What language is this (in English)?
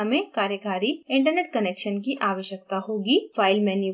Hindi